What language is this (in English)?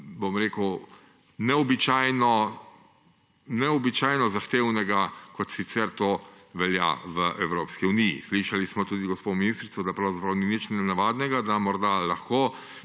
Slovenian